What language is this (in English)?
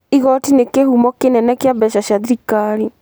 Kikuyu